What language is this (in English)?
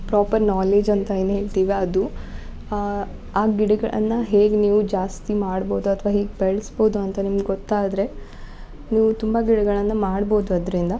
Kannada